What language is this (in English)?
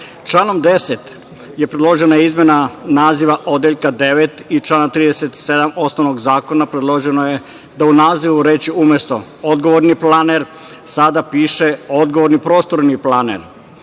Serbian